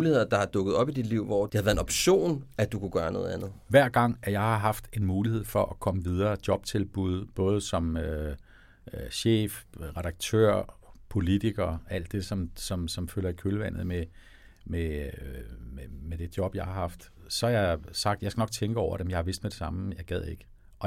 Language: Danish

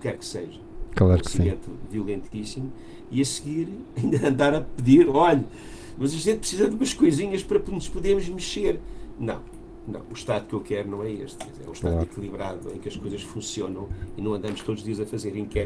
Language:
Portuguese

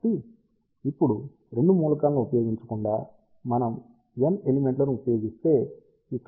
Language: Telugu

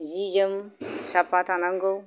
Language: Bodo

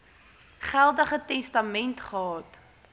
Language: Afrikaans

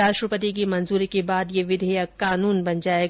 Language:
Hindi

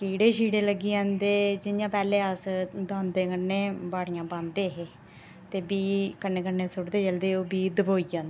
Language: Dogri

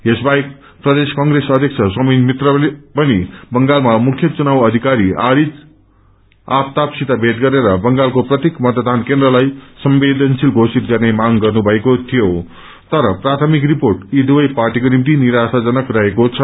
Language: Nepali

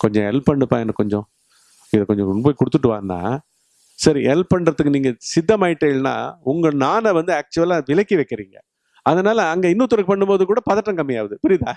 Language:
Tamil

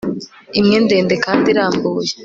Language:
Kinyarwanda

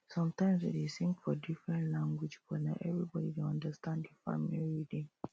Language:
Nigerian Pidgin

